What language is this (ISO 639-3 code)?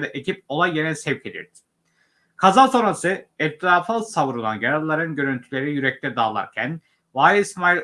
tur